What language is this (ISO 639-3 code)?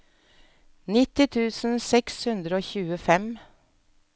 nor